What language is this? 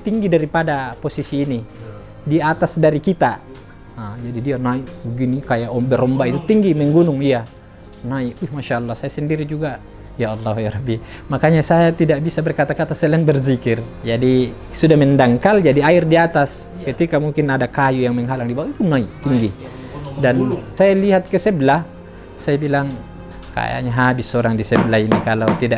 Indonesian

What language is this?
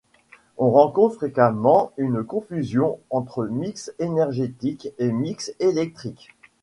French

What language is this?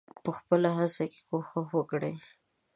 Pashto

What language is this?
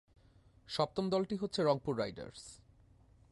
Bangla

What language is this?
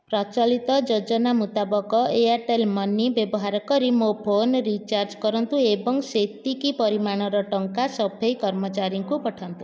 Odia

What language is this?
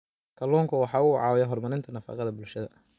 Somali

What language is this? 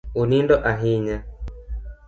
Luo (Kenya and Tanzania)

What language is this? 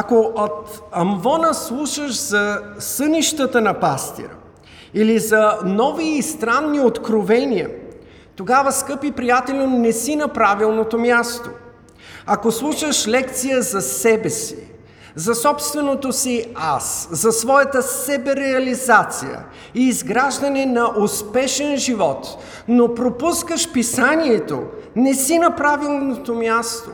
Bulgarian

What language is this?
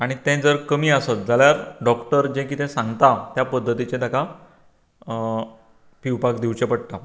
Konkani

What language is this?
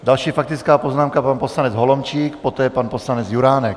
Czech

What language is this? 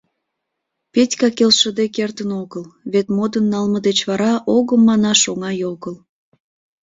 Mari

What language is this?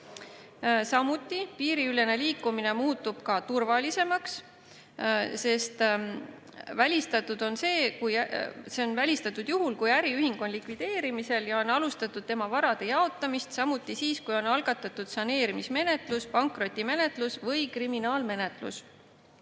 Estonian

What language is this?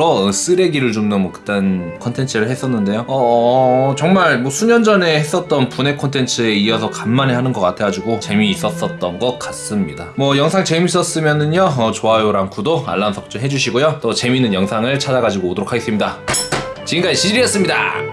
Korean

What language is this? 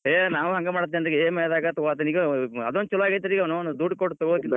Kannada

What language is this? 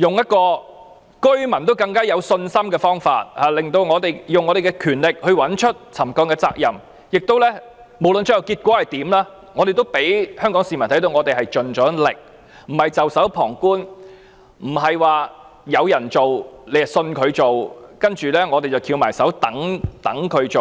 Cantonese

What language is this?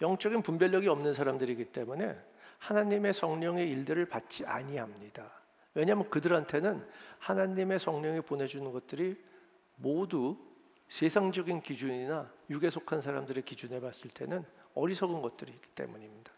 Korean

